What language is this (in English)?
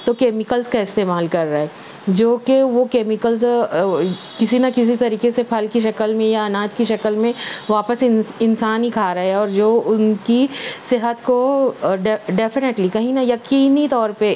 Urdu